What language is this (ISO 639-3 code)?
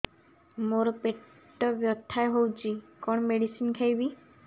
ori